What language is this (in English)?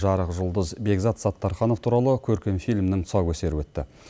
Kazakh